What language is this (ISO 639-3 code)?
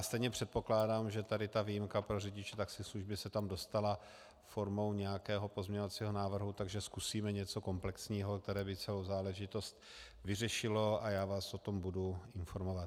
ces